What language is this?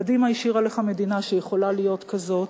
Hebrew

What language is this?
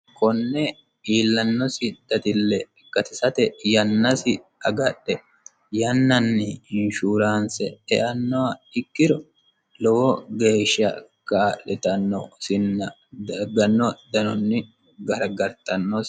Sidamo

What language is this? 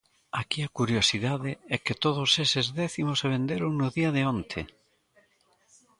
Galician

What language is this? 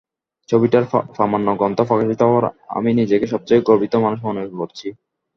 Bangla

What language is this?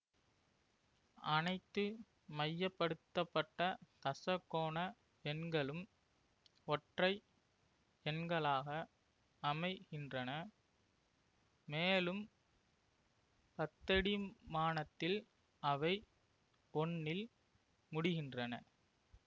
Tamil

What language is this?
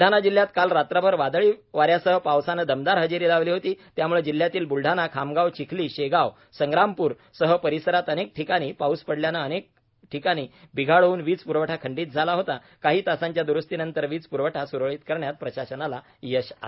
Marathi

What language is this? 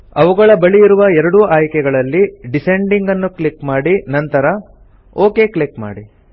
Kannada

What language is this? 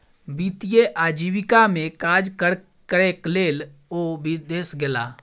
Maithili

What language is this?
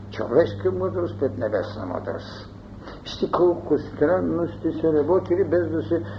Bulgarian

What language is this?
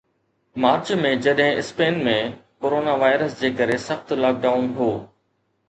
Sindhi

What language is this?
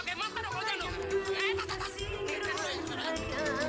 Indonesian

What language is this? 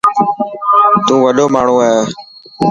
Dhatki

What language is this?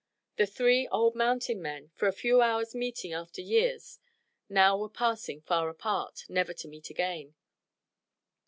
English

